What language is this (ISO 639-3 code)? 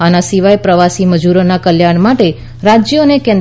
guj